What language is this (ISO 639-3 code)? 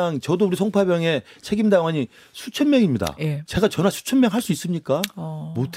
kor